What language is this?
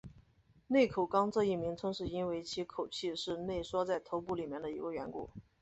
Chinese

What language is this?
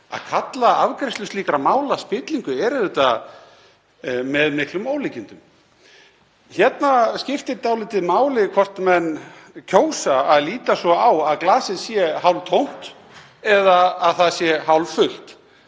Icelandic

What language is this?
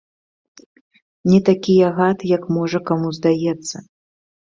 Belarusian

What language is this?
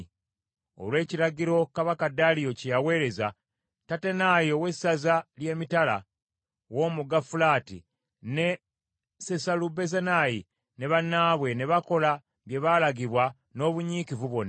Ganda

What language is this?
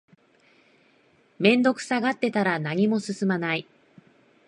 Japanese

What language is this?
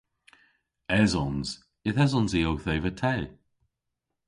Cornish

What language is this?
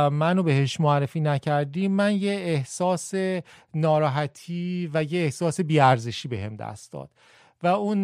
Persian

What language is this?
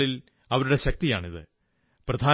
Malayalam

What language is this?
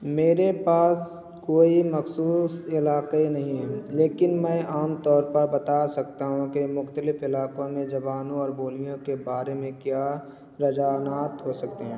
Urdu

